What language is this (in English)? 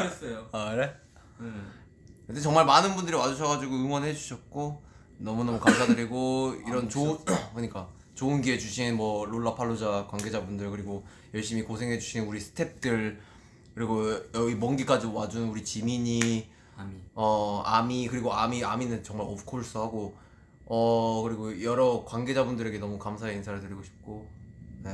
Korean